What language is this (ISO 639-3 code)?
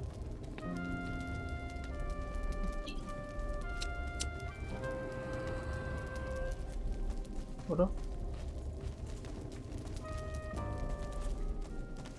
kor